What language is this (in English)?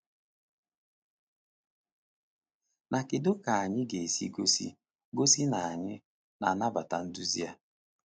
Igbo